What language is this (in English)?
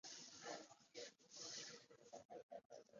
Chinese